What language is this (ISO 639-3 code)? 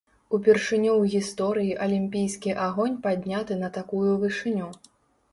bel